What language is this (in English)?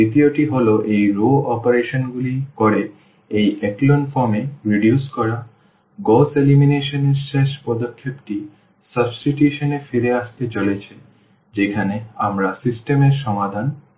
Bangla